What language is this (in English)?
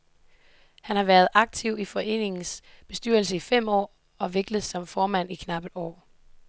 Danish